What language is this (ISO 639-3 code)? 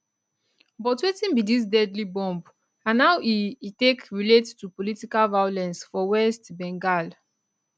pcm